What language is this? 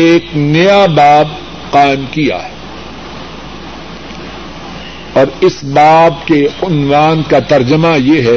Urdu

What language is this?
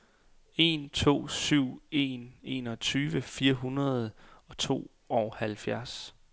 Danish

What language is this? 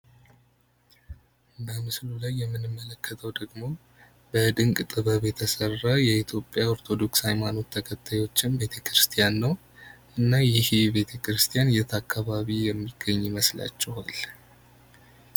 Amharic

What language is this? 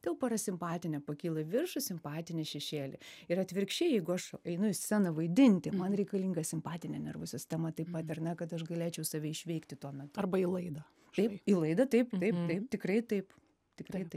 Lithuanian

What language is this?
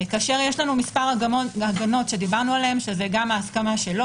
Hebrew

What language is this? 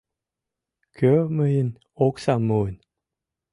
Mari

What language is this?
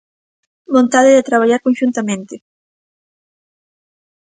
Galician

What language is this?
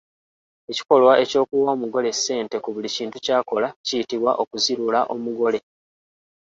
Ganda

